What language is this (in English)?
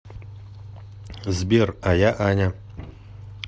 Russian